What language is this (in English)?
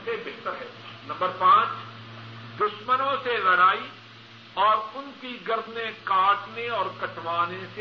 Urdu